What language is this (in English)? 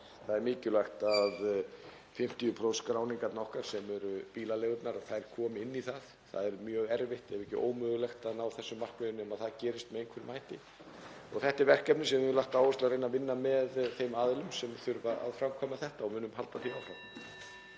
Icelandic